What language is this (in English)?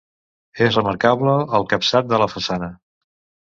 Catalan